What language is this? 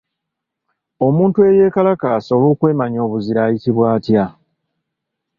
Ganda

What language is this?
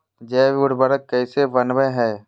Magahi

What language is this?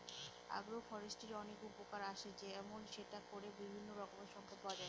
Bangla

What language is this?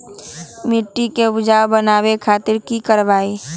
Magahi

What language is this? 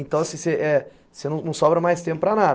Portuguese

